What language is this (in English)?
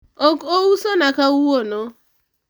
Luo (Kenya and Tanzania)